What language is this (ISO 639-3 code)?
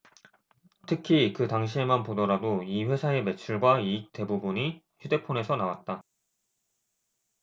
kor